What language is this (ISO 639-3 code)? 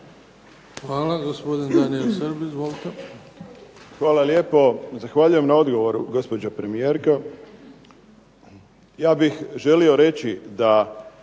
hrv